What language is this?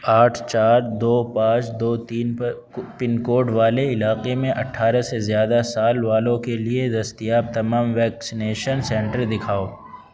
Urdu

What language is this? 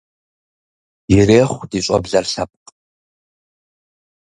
Kabardian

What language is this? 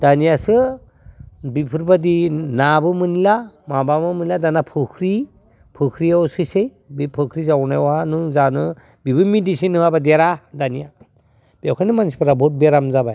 Bodo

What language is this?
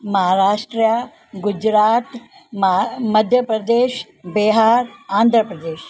Sindhi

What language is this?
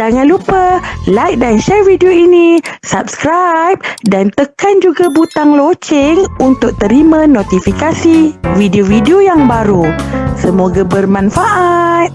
Malay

